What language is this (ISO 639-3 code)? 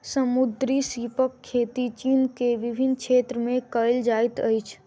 mai